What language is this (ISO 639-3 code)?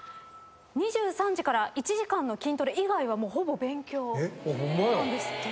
jpn